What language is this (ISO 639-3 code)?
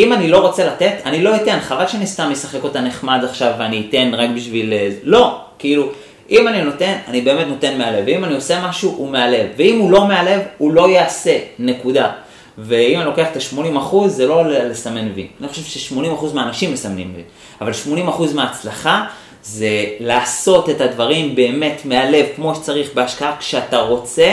heb